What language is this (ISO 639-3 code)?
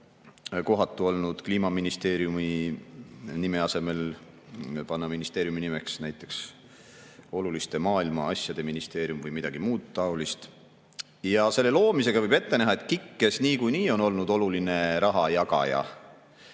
est